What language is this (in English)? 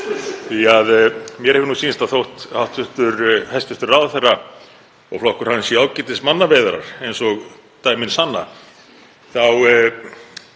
Icelandic